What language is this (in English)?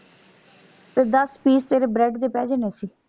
Punjabi